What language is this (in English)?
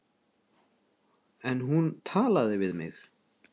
Icelandic